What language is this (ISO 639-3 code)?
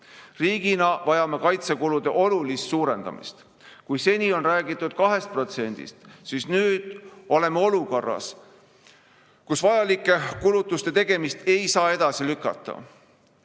est